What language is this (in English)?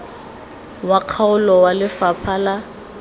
Tswana